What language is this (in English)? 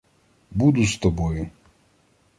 Ukrainian